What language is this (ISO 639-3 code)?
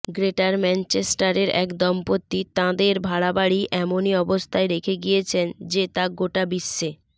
ben